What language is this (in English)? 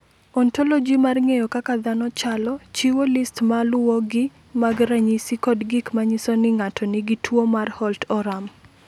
Luo (Kenya and Tanzania)